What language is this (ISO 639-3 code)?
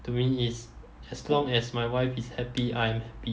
eng